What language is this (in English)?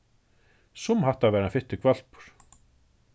Faroese